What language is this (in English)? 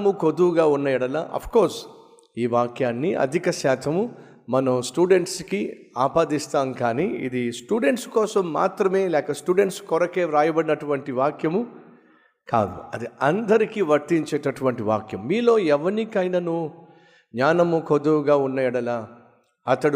Telugu